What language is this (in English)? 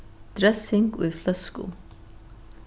Faroese